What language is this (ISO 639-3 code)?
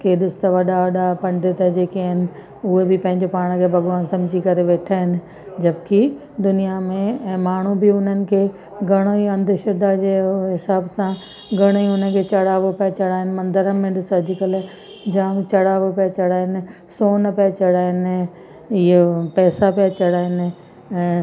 snd